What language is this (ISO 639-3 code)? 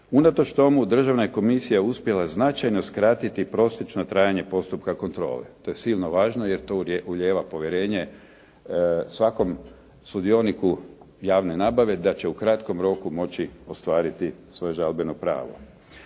hrv